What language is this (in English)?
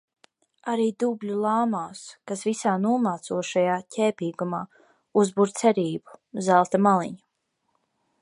Latvian